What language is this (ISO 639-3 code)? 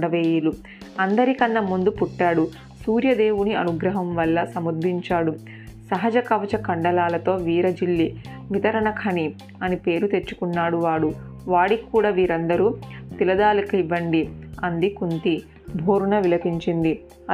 tel